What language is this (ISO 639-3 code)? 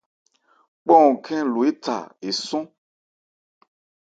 ebr